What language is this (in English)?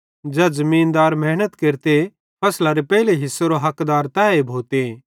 Bhadrawahi